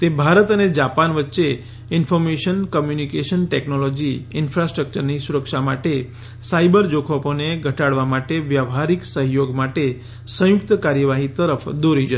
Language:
Gujarati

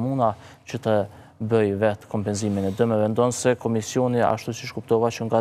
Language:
Romanian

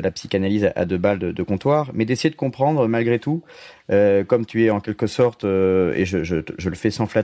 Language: French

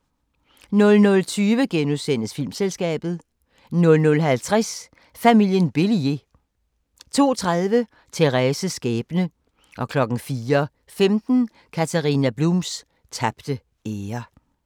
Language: Danish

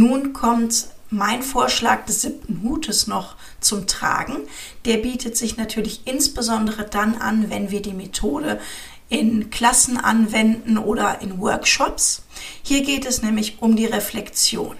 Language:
German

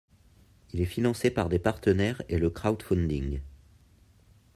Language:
French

